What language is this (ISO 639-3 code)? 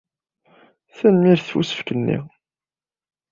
kab